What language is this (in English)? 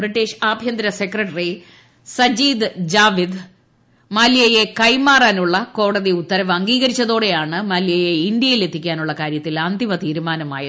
Malayalam